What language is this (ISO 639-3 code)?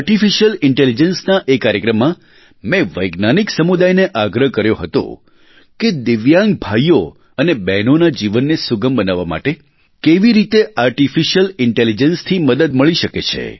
guj